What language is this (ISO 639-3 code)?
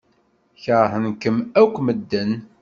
kab